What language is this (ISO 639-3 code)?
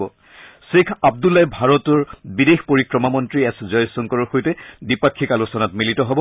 asm